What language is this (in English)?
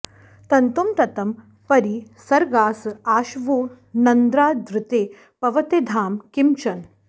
Sanskrit